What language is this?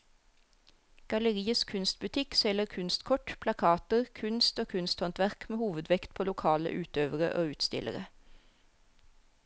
Norwegian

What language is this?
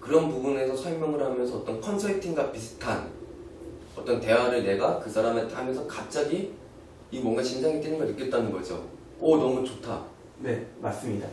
Korean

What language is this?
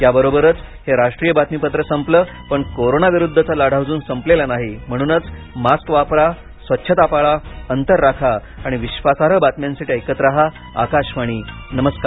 Marathi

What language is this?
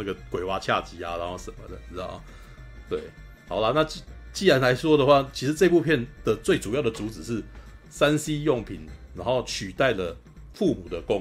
Chinese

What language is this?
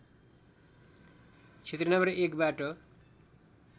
Nepali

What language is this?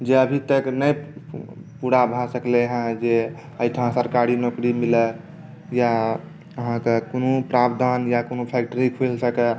Maithili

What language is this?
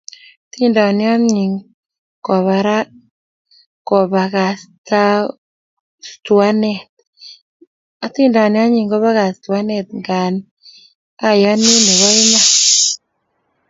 Kalenjin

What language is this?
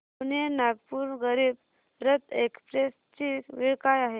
Marathi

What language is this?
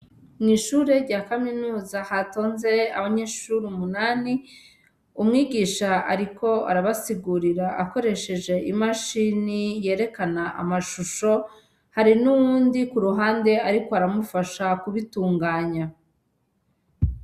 Rundi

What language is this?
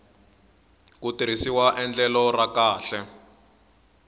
Tsonga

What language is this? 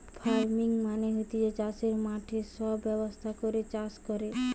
Bangla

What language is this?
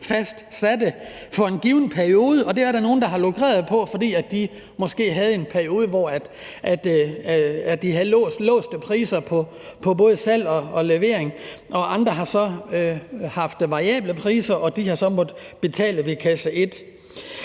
Danish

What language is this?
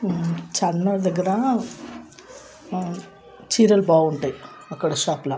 Telugu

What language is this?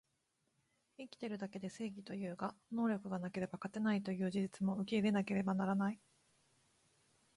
Japanese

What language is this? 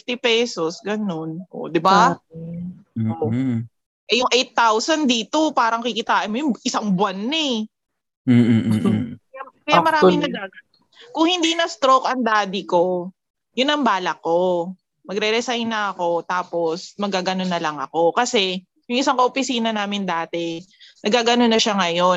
Filipino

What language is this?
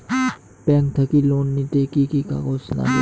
Bangla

